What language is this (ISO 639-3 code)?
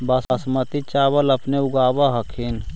mag